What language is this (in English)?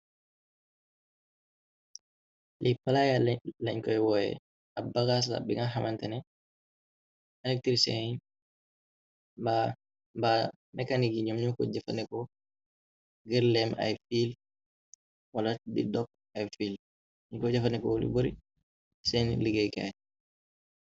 Wolof